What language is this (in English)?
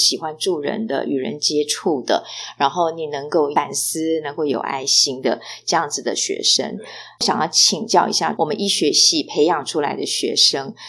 Chinese